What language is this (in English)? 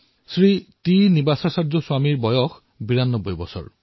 Assamese